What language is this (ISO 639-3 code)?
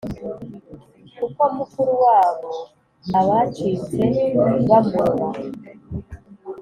kin